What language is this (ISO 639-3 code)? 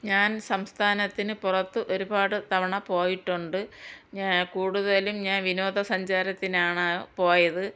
mal